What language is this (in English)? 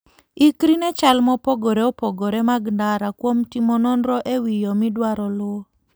Luo (Kenya and Tanzania)